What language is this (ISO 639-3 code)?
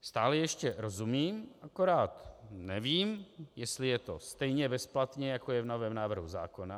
ces